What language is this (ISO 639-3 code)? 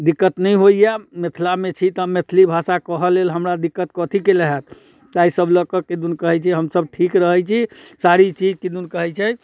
mai